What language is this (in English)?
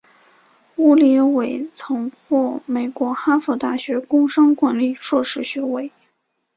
Chinese